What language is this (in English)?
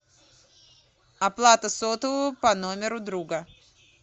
Russian